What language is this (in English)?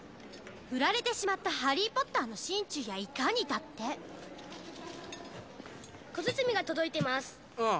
Japanese